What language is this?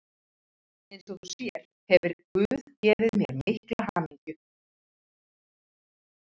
Icelandic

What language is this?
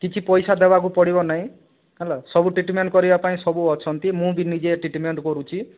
Odia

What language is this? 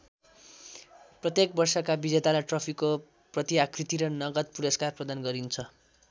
Nepali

